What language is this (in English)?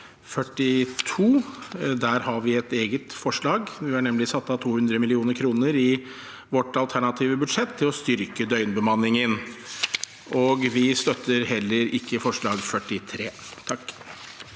Norwegian